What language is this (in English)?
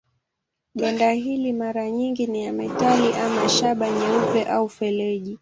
Swahili